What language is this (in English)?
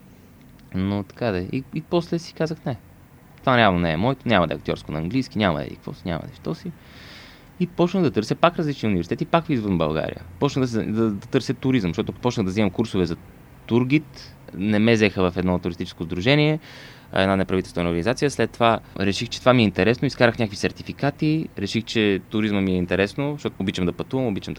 Bulgarian